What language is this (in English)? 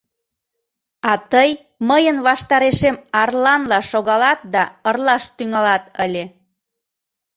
Mari